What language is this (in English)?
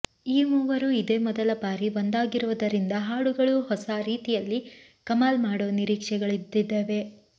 Kannada